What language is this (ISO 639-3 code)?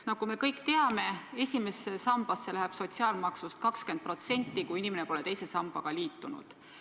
est